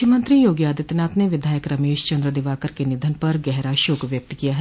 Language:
Hindi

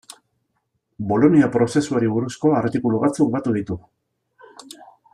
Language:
Basque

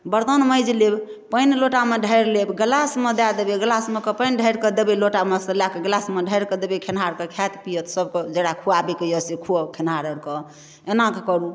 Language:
Maithili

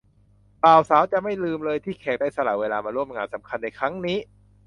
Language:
Thai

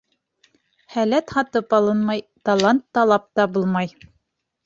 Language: Bashkir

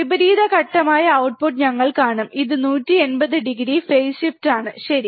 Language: Malayalam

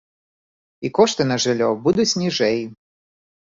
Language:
Belarusian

